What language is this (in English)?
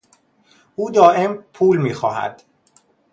Persian